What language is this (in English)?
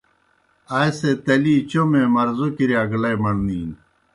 Kohistani Shina